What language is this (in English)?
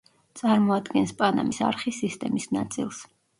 Georgian